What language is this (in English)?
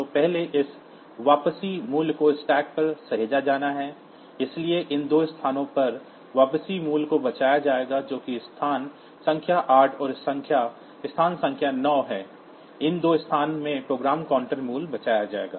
Hindi